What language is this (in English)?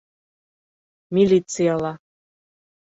Bashkir